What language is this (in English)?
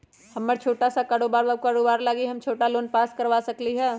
Magahi